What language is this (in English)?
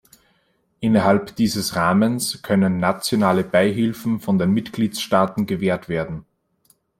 German